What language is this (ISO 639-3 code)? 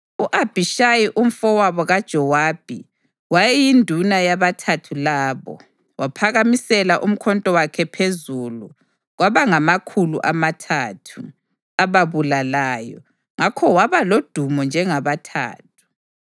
nde